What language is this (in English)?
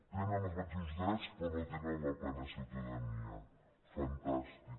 Catalan